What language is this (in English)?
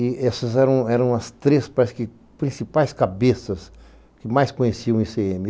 Portuguese